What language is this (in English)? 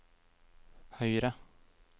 Norwegian